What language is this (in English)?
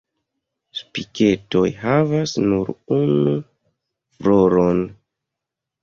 Esperanto